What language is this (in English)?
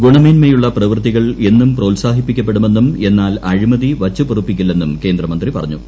Malayalam